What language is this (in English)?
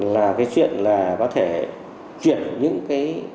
Vietnamese